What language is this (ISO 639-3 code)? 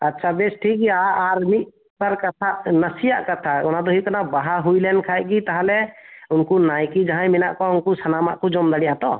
sat